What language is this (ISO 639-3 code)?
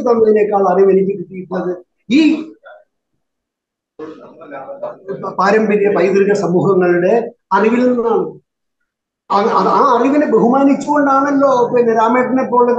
mal